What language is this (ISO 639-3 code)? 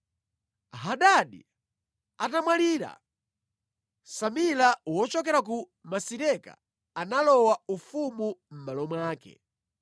nya